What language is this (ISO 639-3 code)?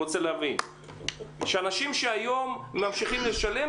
heb